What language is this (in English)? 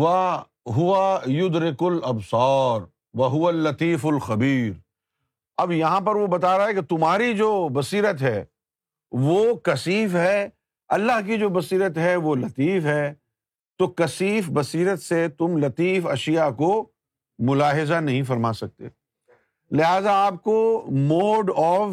Urdu